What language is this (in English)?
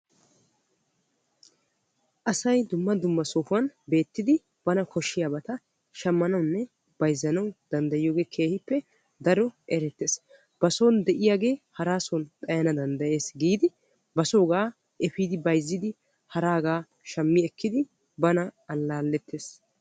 Wolaytta